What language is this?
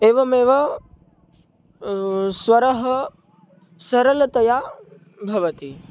Sanskrit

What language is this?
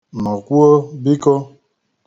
Igbo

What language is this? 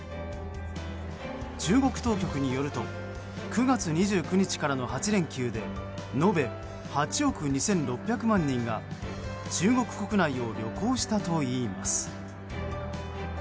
Japanese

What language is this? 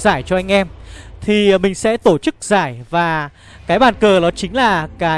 Vietnamese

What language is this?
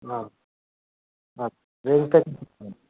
Nepali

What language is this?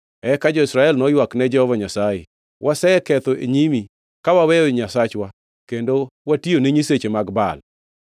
Luo (Kenya and Tanzania)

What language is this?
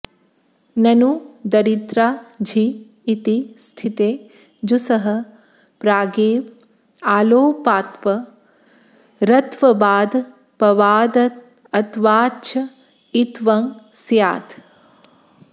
Sanskrit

